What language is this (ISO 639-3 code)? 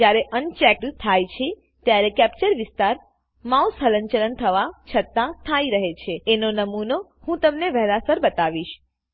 guj